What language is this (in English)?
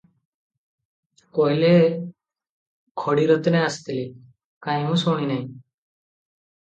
Odia